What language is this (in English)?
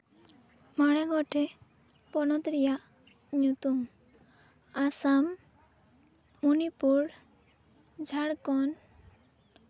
Santali